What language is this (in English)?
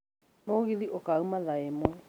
Kikuyu